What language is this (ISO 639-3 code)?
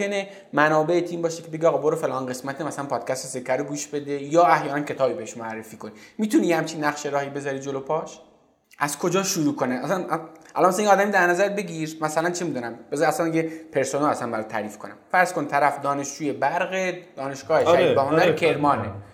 fas